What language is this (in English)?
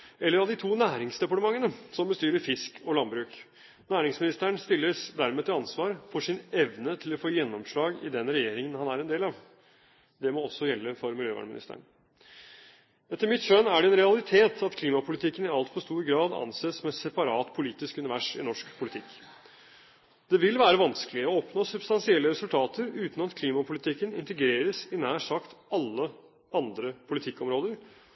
Norwegian Bokmål